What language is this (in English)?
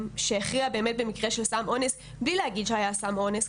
Hebrew